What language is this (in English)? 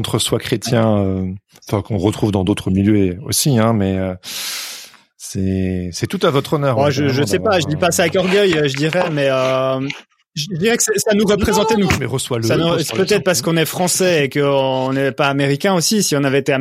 French